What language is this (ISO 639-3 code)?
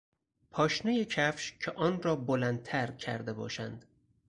fas